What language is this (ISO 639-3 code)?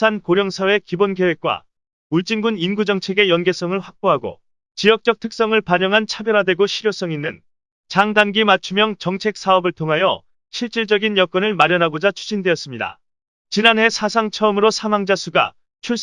kor